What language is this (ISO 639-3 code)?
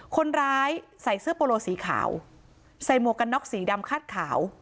tha